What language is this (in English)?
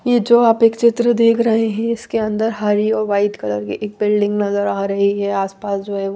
Hindi